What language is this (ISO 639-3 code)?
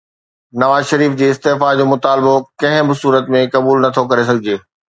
snd